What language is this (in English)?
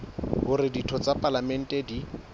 Southern Sotho